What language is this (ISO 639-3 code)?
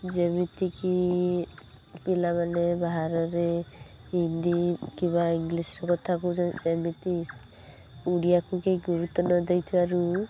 ori